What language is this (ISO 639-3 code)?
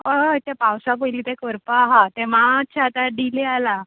kok